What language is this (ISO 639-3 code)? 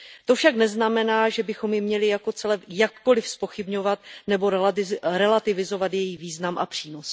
ces